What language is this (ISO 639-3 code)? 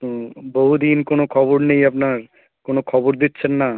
ben